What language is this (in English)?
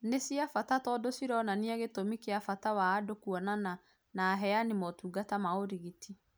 Kikuyu